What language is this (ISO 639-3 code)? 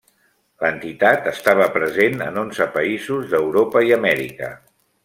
cat